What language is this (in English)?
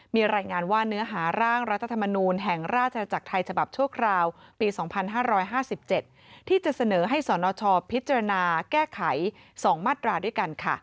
Thai